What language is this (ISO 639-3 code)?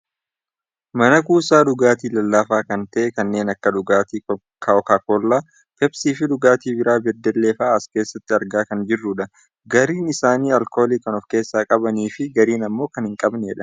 orm